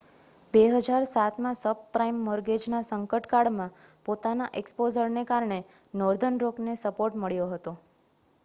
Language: Gujarati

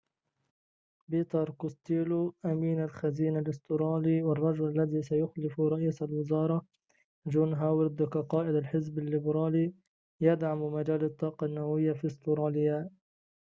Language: Arabic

